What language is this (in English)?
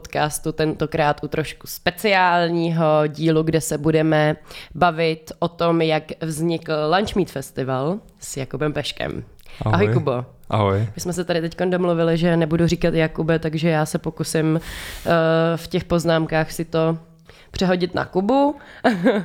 Czech